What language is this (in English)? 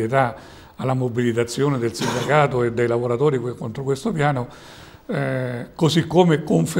Italian